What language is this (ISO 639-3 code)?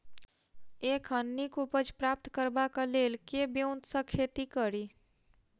mai